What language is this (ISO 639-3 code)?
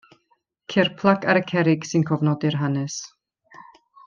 cym